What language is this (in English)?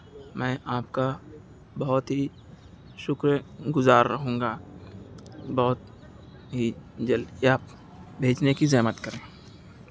Urdu